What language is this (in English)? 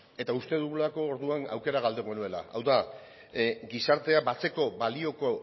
Basque